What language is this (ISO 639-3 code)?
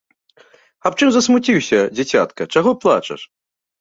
bel